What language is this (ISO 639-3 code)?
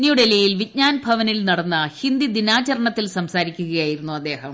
mal